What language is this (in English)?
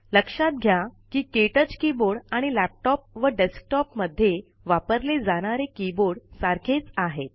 Marathi